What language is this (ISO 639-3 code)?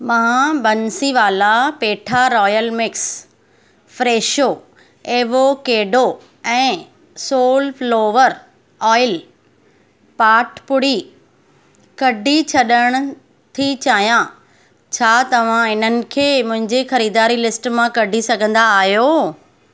snd